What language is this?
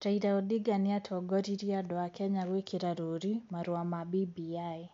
Kikuyu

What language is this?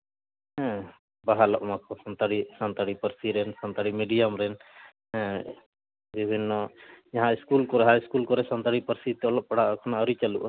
Santali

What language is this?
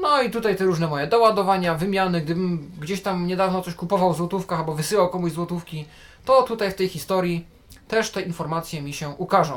Polish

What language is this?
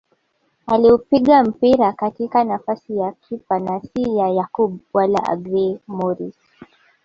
Swahili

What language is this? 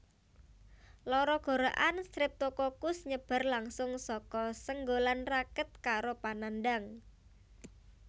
Javanese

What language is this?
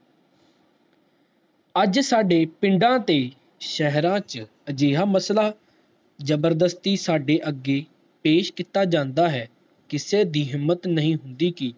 Punjabi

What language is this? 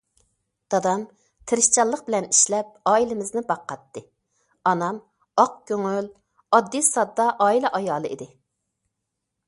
Uyghur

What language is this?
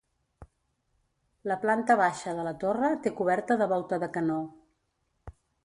Catalan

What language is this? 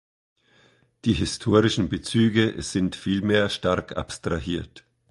German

